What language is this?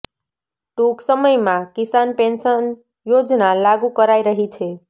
Gujarati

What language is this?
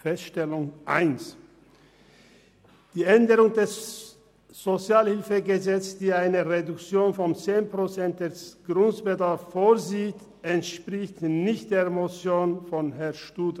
Swiss German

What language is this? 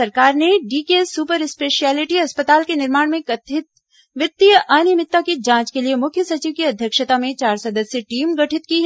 Hindi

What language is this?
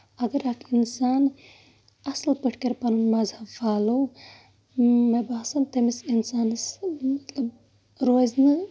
Kashmiri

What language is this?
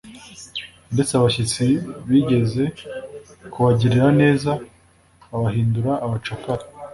Kinyarwanda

